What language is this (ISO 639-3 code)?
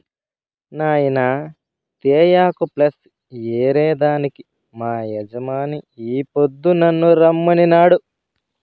tel